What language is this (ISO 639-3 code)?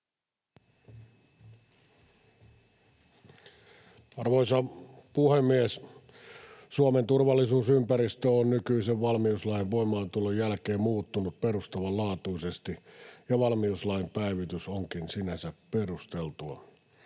fin